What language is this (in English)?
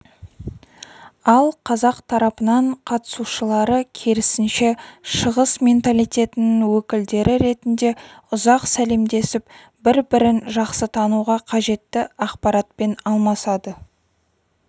Kazakh